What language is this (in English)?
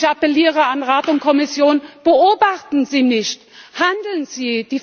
German